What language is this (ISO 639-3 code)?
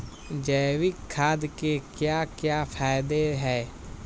mag